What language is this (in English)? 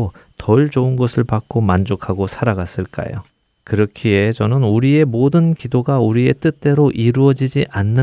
Korean